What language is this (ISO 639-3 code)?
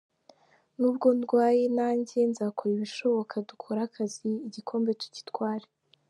kin